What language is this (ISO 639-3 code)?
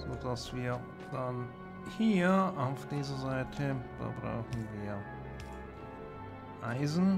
deu